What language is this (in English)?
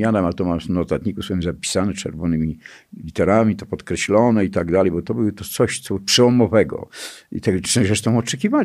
Polish